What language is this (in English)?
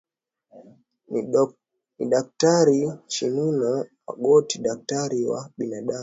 Swahili